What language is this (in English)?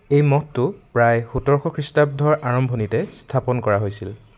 Assamese